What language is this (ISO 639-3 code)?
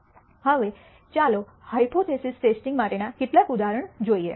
guj